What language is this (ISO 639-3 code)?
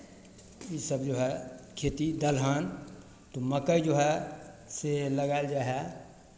mai